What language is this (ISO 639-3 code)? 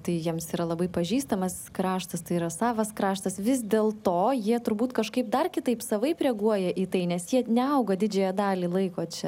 lit